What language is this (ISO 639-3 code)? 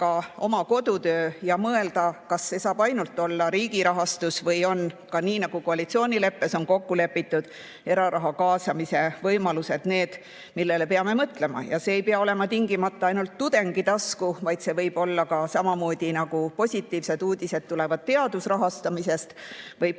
est